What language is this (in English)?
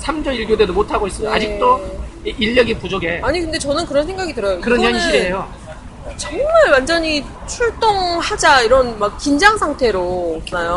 Korean